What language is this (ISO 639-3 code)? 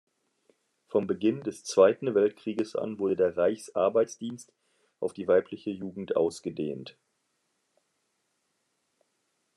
deu